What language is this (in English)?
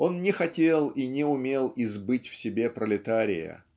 Russian